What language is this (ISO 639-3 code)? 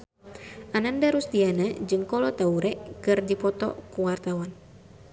sun